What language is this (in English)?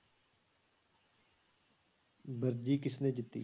Punjabi